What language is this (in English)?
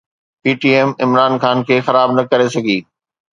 Sindhi